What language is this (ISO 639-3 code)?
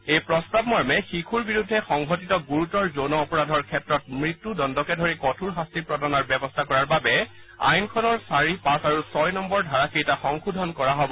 asm